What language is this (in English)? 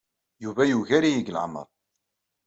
Kabyle